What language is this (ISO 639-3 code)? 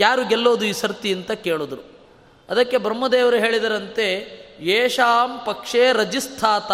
kan